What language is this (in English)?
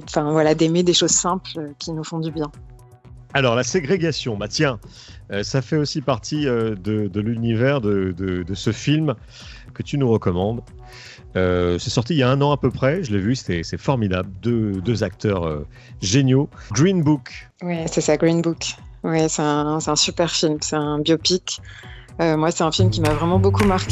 French